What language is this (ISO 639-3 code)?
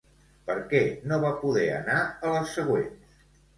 cat